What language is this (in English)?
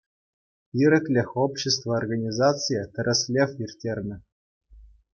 Chuvash